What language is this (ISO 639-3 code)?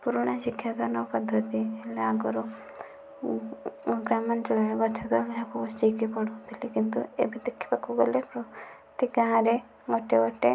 ori